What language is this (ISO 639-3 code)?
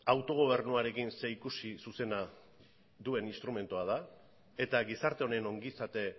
eus